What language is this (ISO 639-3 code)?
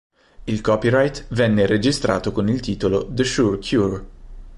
ita